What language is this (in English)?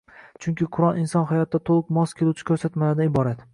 Uzbek